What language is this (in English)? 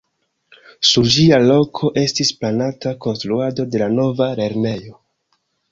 Esperanto